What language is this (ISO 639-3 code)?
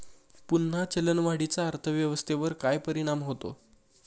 mar